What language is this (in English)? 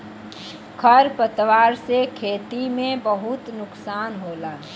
Bhojpuri